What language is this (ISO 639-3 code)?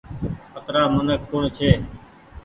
gig